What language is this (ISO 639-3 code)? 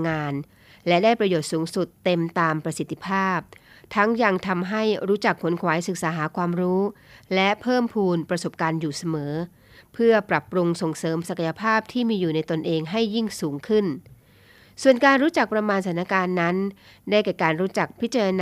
tha